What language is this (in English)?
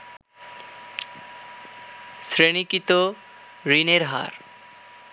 Bangla